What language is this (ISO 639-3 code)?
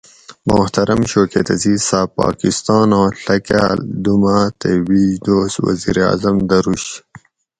gwc